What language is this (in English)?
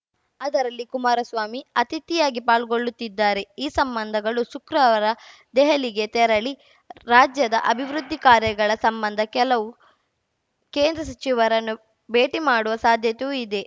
Kannada